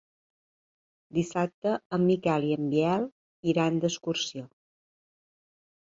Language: Catalan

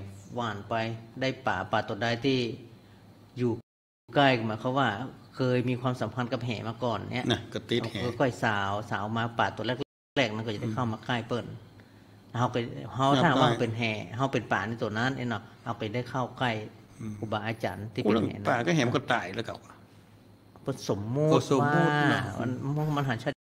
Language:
Thai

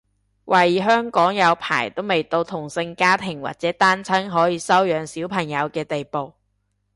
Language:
Cantonese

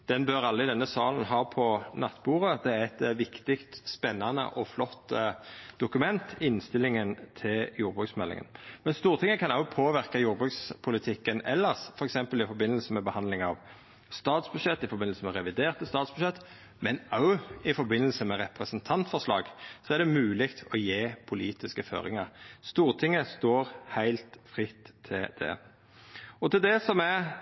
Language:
Norwegian Nynorsk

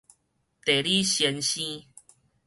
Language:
Min Nan Chinese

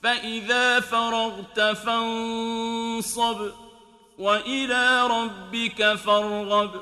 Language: Arabic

